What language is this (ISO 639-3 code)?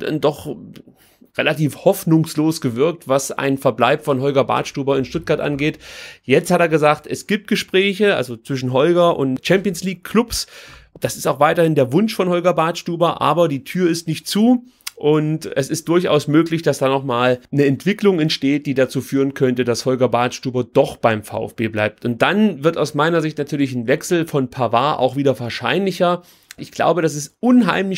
deu